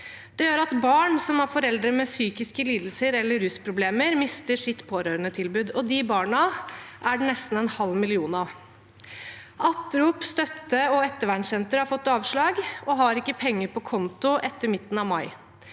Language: Norwegian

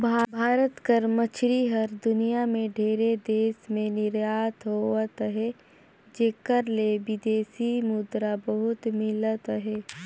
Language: Chhattisgarhi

